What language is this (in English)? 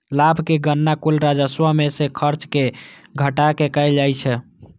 Maithili